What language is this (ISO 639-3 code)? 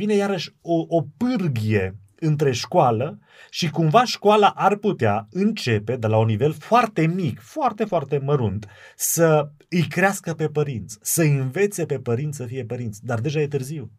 ron